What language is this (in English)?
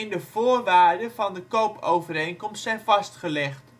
Dutch